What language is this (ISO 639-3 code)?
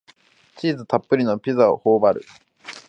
jpn